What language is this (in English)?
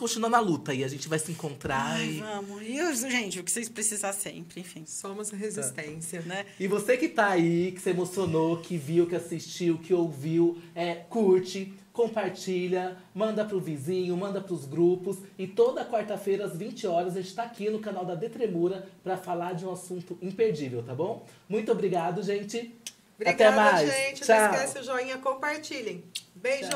Portuguese